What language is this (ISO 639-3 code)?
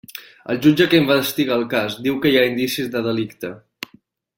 cat